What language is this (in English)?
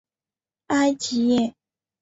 Chinese